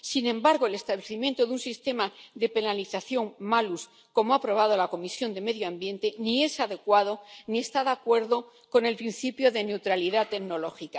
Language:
Spanish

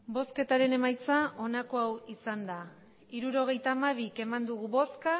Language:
Basque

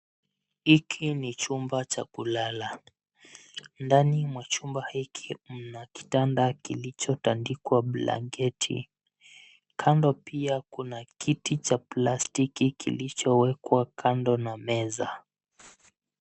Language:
Swahili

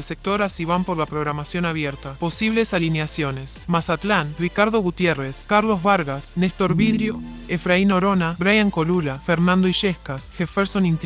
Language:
Spanish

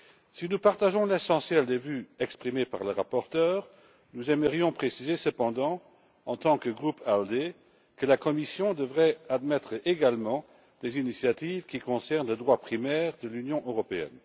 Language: French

